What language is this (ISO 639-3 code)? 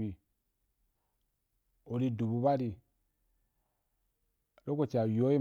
juk